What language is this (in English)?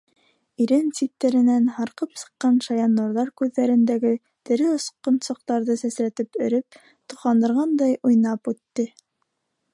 Bashkir